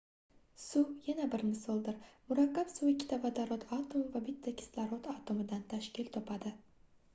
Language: Uzbek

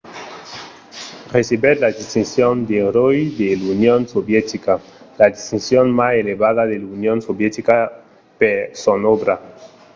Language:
Occitan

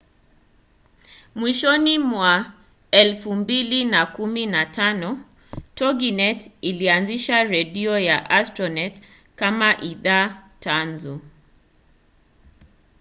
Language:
Swahili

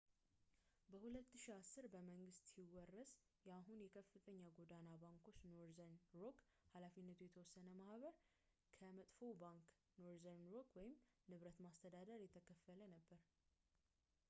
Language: Amharic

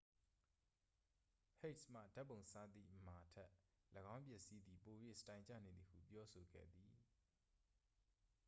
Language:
Burmese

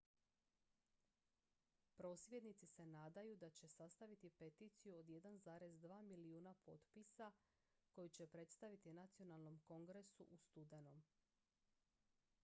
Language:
Croatian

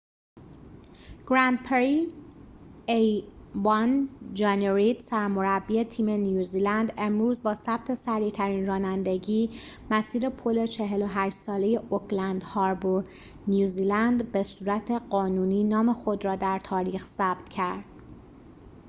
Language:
Persian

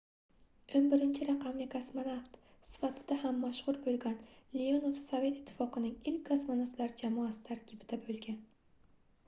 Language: Uzbek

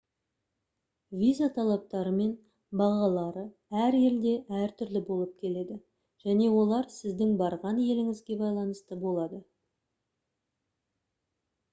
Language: Kazakh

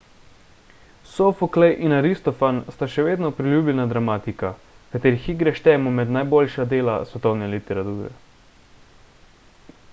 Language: Slovenian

